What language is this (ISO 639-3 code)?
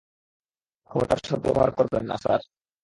ben